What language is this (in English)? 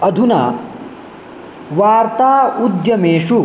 Sanskrit